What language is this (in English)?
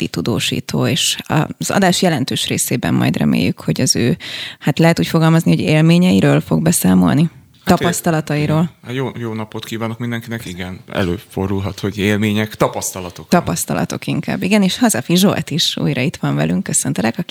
Hungarian